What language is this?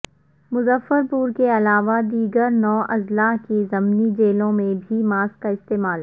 Urdu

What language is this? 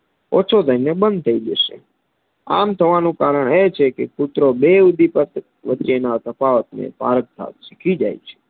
Gujarati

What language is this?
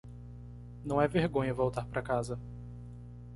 Portuguese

